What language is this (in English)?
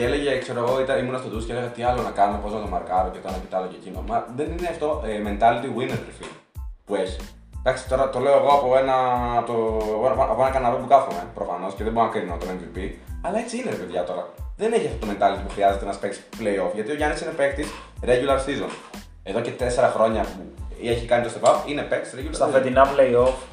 Greek